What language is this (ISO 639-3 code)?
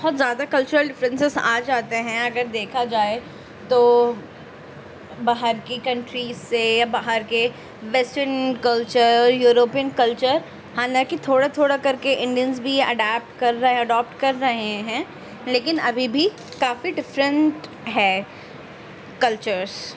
urd